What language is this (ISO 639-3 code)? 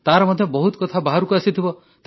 ori